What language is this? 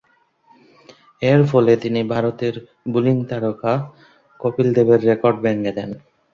Bangla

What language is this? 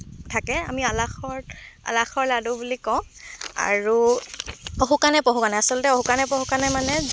Assamese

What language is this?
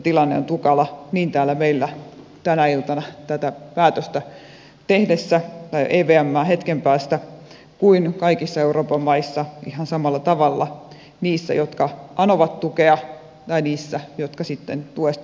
Finnish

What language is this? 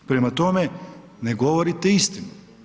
Croatian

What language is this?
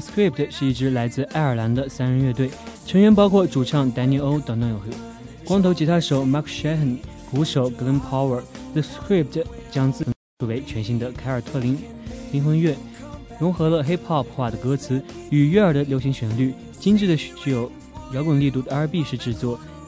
Chinese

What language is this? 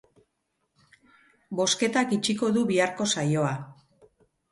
Basque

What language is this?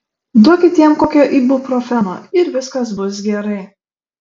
Lithuanian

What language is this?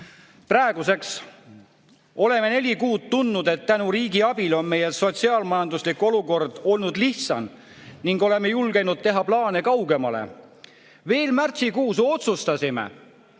Estonian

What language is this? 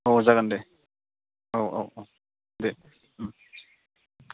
Bodo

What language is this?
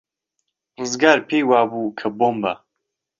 Central Kurdish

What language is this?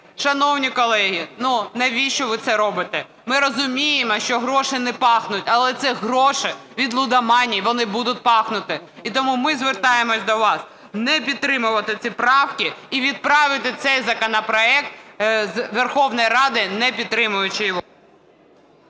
Ukrainian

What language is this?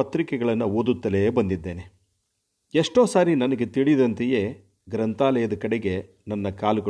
Kannada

